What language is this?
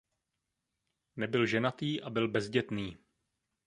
Czech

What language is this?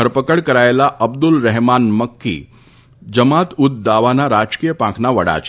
Gujarati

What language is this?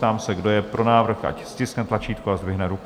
Czech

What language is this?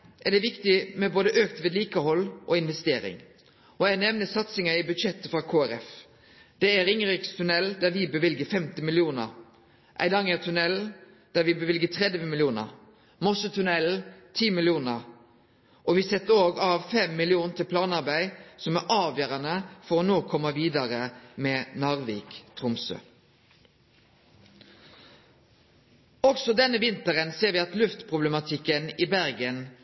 Norwegian Nynorsk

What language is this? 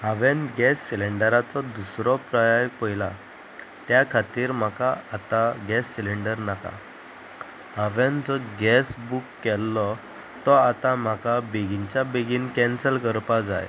Konkani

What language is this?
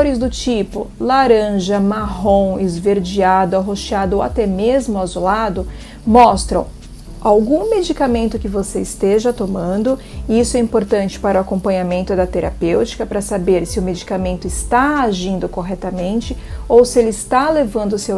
Portuguese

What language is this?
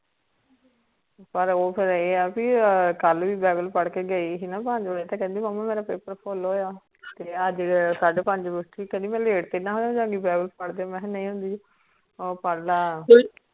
Punjabi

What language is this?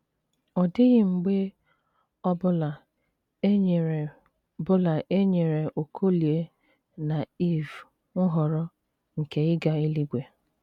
Igbo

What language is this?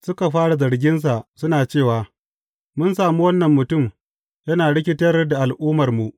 Hausa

